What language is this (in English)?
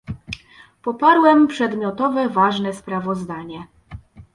Polish